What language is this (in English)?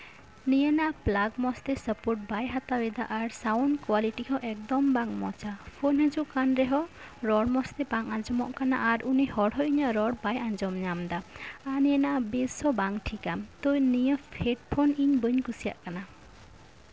Santali